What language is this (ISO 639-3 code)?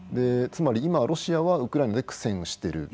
jpn